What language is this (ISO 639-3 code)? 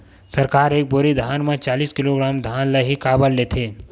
hne